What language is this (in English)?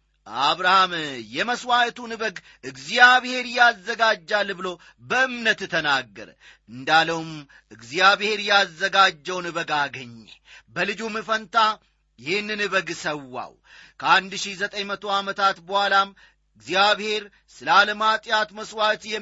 Amharic